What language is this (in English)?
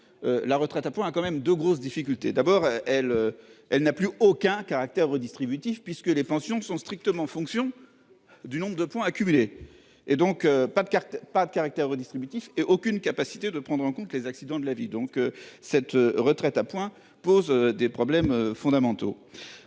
French